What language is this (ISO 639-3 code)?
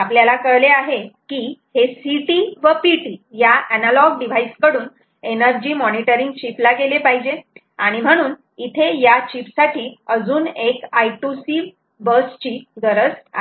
mar